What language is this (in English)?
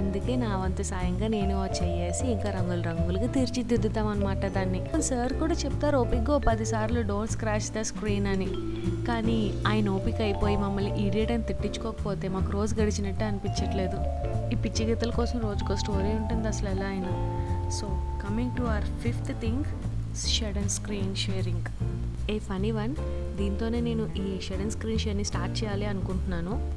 Telugu